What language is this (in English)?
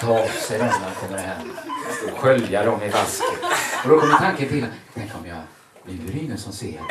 Swedish